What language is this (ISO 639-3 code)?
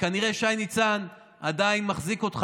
heb